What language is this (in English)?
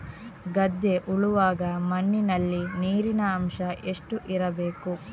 Kannada